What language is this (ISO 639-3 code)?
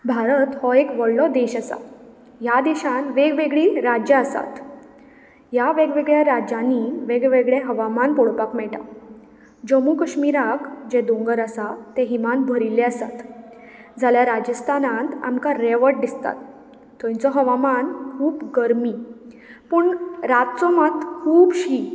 kok